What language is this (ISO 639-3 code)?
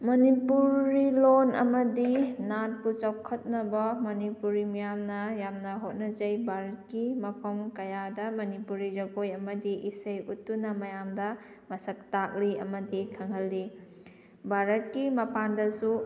mni